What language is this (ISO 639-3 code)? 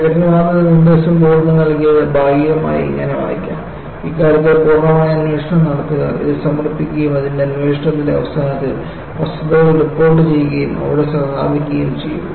mal